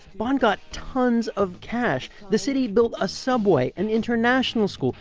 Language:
English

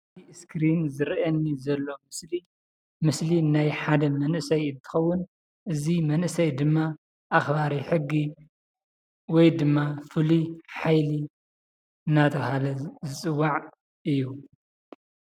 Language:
Tigrinya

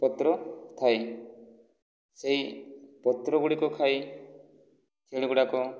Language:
Odia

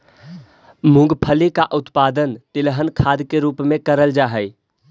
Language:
Magahi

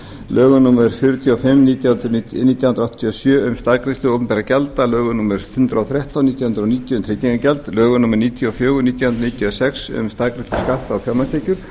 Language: Icelandic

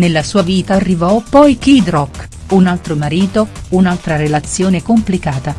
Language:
Italian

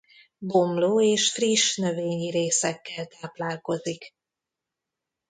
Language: Hungarian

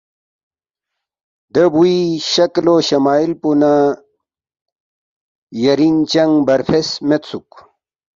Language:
Balti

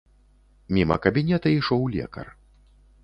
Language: Belarusian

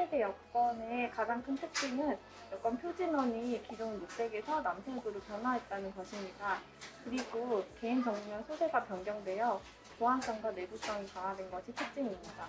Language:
Korean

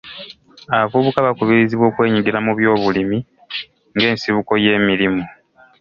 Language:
Ganda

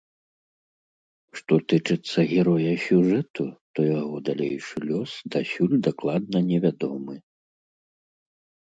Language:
Belarusian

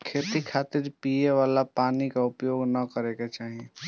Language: Bhojpuri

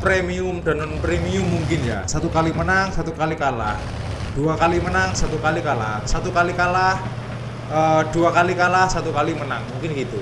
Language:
Indonesian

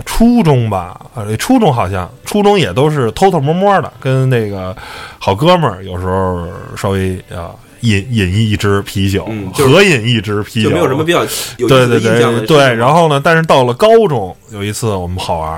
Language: Chinese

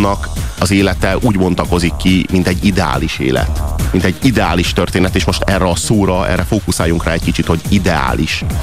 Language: Hungarian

